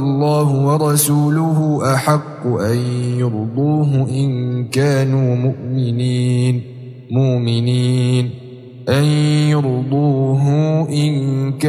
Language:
Arabic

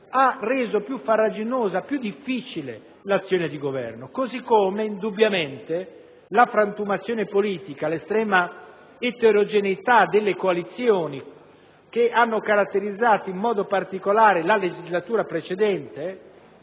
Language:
Italian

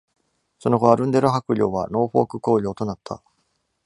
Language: Japanese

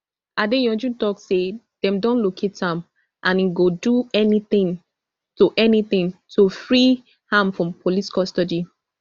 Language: Nigerian Pidgin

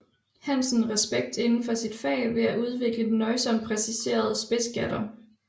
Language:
Danish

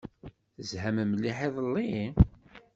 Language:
Kabyle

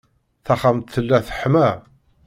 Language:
Kabyle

